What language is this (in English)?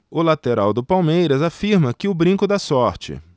Portuguese